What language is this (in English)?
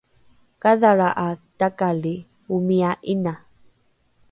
Rukai